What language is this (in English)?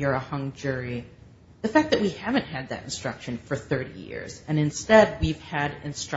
English